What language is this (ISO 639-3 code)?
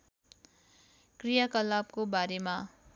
nep